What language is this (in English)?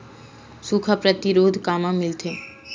Chhattisgarhi